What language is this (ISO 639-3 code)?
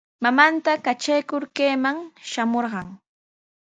qws